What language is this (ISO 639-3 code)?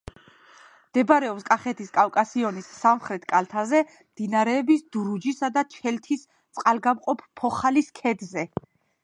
kat